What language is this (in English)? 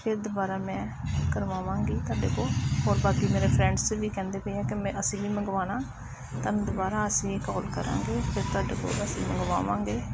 Punjabi